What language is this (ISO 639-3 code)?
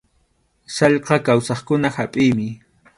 qxu